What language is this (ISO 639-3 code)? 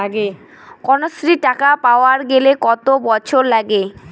ben